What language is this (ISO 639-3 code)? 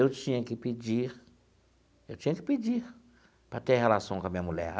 por